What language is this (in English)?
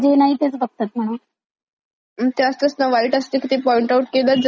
Marathi